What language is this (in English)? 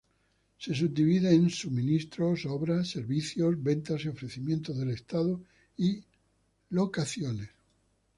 Spanish